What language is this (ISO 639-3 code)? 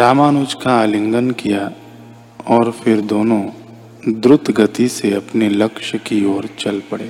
hin